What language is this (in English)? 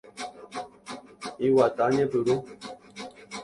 Guarani